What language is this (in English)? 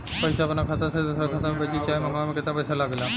Bhojpuri